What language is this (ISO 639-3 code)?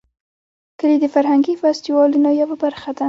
pus